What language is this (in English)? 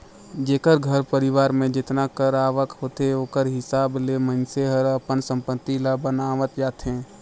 Chhattisgarhi